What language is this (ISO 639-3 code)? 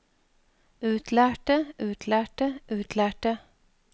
nor